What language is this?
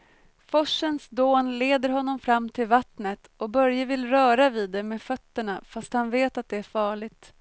Swedish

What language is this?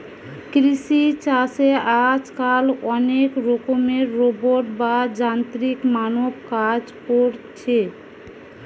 Bangla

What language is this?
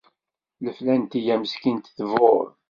Kabyle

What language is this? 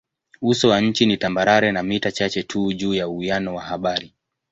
Swahili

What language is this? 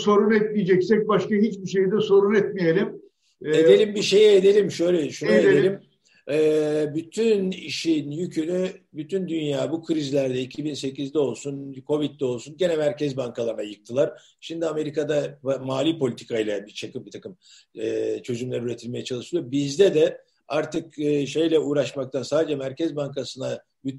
Turkish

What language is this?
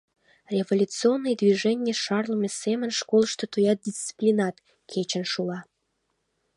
Mari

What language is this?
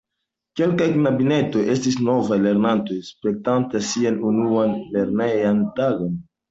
Esperanto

